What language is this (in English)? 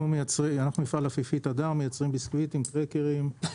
Hebrew